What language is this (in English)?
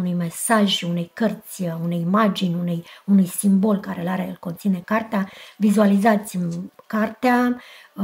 Romanian